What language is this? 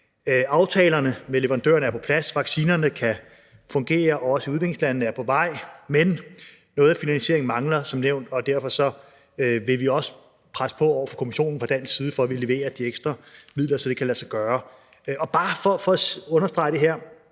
Danish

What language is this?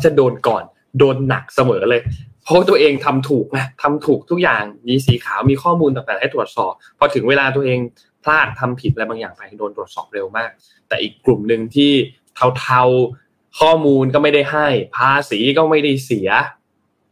Thai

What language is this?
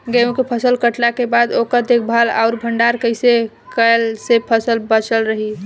Bhojpuri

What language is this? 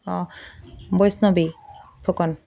Assamese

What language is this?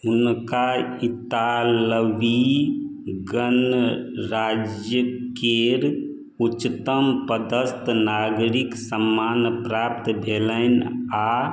Maithili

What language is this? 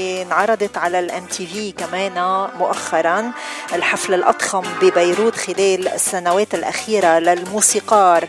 Arabic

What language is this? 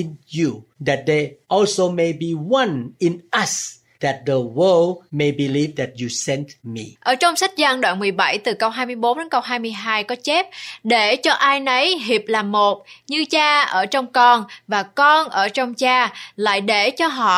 Vietnamese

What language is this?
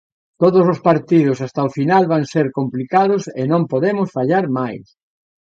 Galician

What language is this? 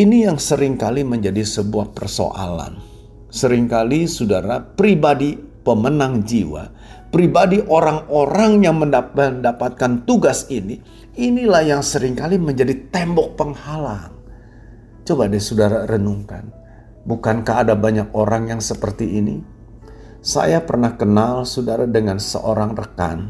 Indonesian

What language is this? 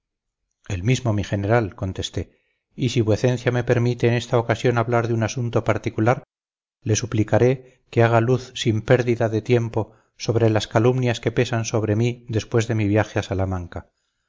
Spanish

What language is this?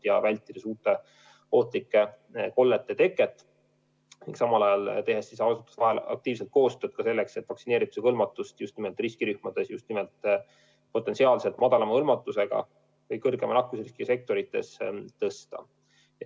Estonian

